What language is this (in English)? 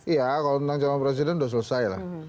Indonesian